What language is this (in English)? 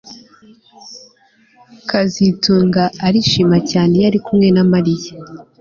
Kinyarwanda